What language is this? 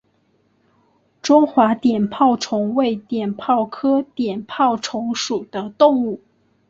Chinese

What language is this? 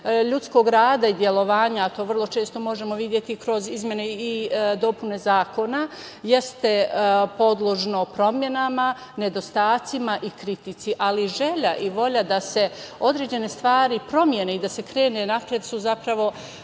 Serbian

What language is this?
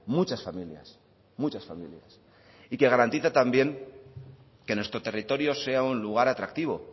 Spanish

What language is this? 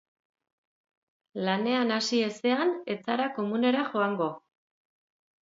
Basque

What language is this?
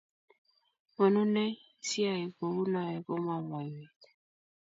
Kalenjin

